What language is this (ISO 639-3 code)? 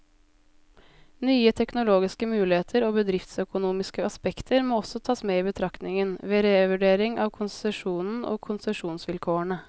nor